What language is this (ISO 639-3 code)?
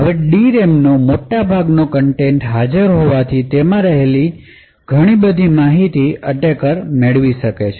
guj